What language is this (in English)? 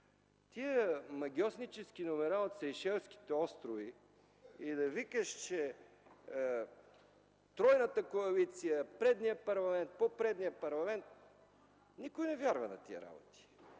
Bulgarian